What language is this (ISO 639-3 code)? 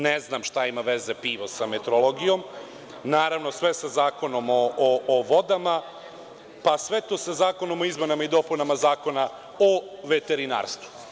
srp